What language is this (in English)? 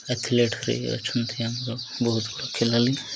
Odia